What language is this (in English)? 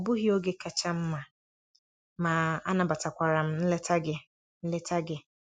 Igbo